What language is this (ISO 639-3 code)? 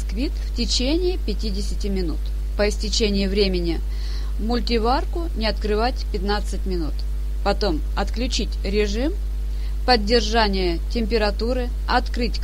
rus